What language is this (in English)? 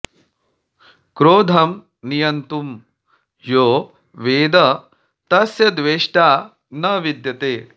Sanskrit